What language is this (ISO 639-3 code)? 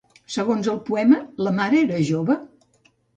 cat